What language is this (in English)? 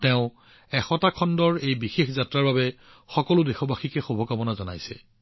Assamese